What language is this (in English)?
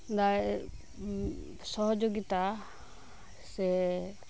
Santali